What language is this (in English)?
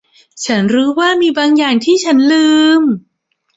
Thai